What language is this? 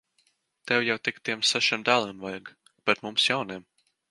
Latvian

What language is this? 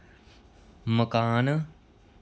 Dogri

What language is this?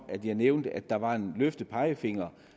Danish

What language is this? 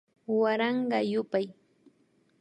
Imbabura Highland Quichua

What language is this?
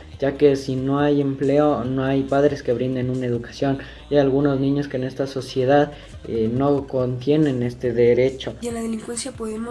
Spanish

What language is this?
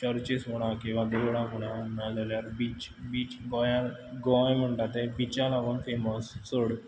Konkani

